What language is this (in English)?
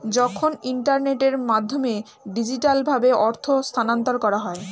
Bangla